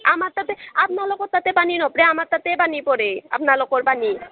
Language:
Assamese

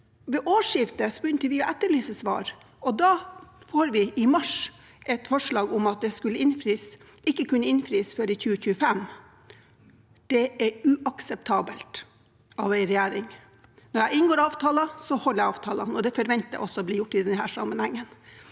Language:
Norwegian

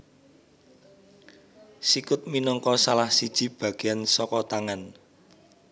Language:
Javanese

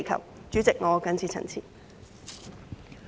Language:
Cantonese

